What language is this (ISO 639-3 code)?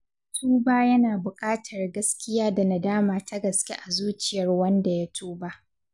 hau